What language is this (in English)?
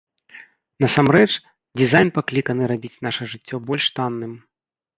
Belarusian